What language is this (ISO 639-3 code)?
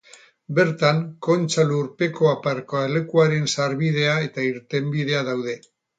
eus